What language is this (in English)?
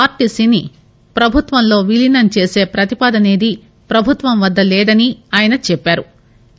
Telugu